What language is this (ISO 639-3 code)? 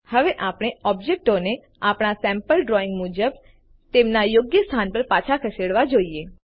guj